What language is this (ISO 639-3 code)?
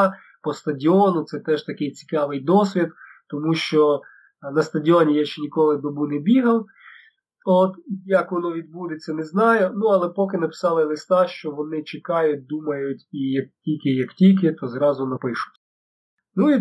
ukr